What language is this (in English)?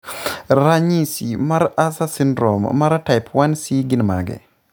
Luo (Kenya and Tanzania)